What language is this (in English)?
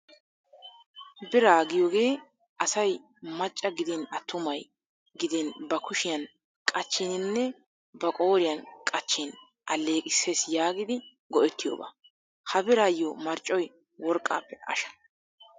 Wolaytta